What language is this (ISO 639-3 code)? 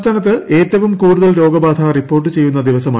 mal